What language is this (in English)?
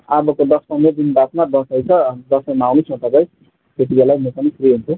Nepali